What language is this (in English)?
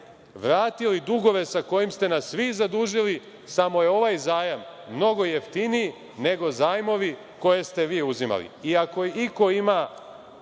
Serbian